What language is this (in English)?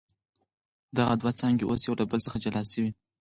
Pashto